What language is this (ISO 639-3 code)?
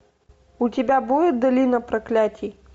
rus